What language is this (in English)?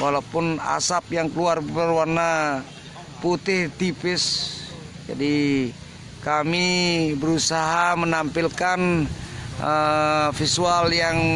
Indonesian